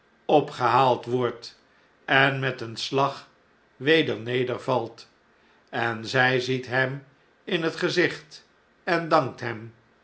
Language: Dutch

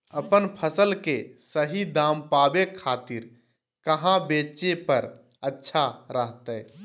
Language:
Magahi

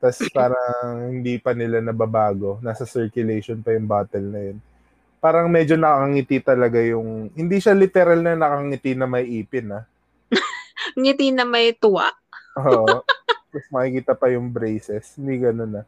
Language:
Filipino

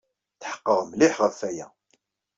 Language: Kabyle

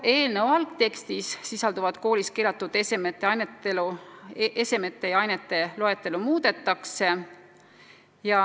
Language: Estonian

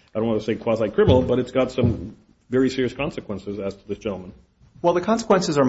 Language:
English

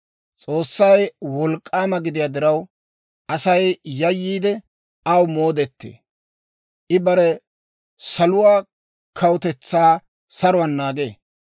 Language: Dawro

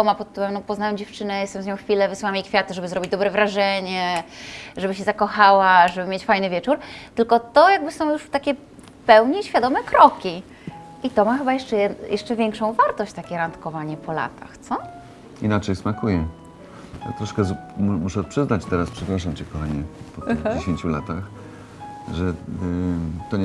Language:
Polish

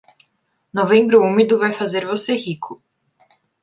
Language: Portuguese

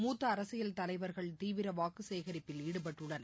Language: Tamil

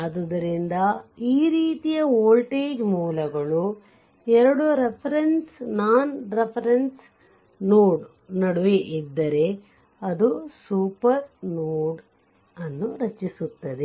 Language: Kannada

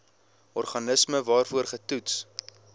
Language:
Afrikaans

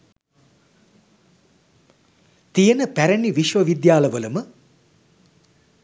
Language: Sinhala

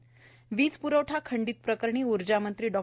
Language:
Marathi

